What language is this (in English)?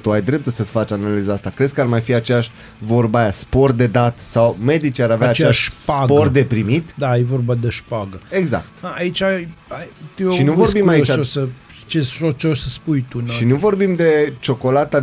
Romanian